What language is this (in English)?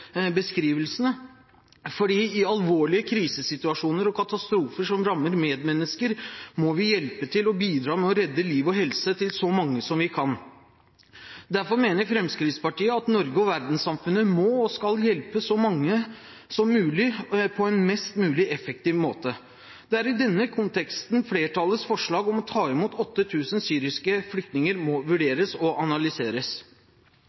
Norwegian Bokmål